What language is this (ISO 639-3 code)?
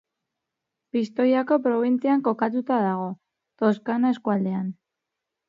eus